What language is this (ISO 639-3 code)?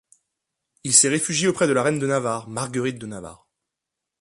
fra